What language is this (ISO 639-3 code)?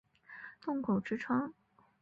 zho